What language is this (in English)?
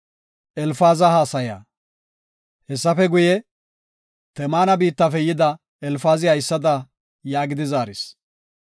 Gofa